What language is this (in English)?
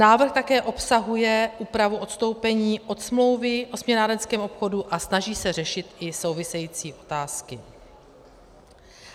Czech